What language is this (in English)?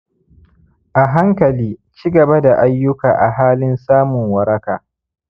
Hausa